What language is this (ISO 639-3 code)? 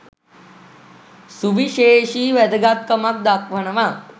sin